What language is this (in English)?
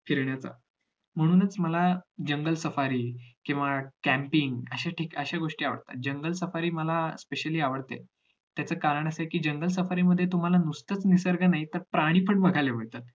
Marathi